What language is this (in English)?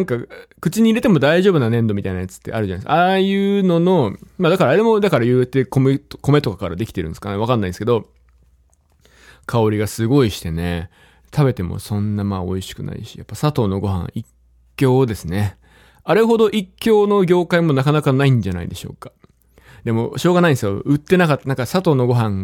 Japanese